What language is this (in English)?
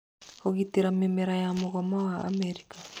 Kikuyu